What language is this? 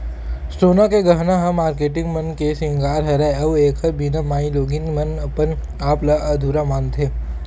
Chhattisgarhi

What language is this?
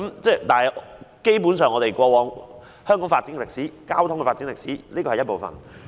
Cantonese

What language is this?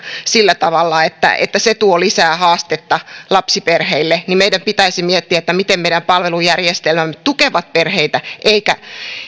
Finnish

